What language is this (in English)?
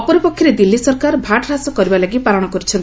Odia